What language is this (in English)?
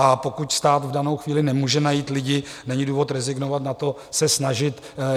Czech